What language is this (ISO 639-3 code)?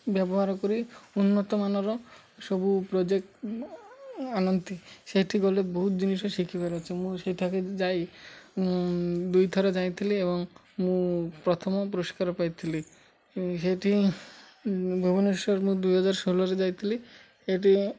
ori